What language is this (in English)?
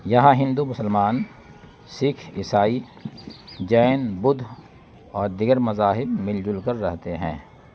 Urdu